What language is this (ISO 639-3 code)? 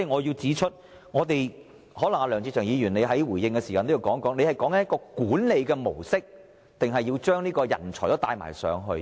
yue